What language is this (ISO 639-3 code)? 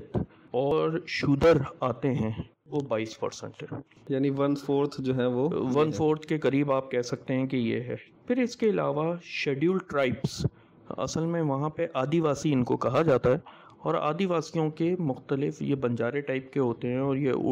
urd